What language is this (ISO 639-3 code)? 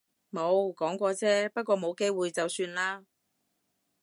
yue